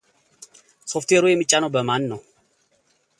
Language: Amharic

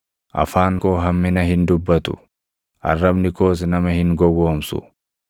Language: Oromo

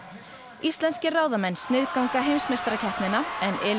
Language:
Icelandic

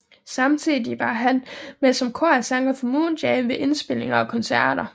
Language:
Danish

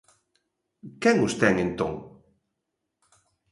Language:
Galician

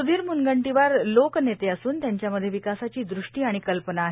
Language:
Marathi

